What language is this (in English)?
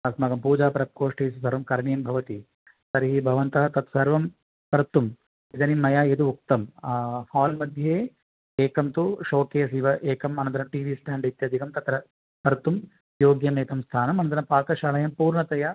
Sanskrit